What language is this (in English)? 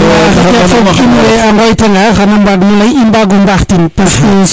Serer